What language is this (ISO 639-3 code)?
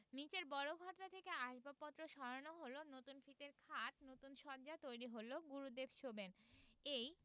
ben